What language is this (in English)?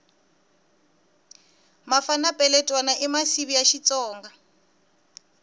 Tsonga